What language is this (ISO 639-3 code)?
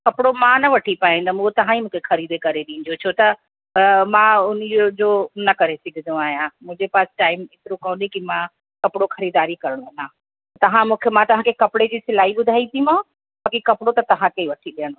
snd